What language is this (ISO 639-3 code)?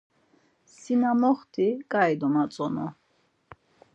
lzz